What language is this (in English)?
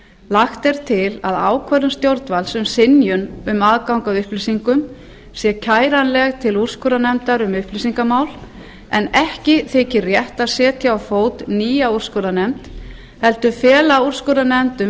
Icelandic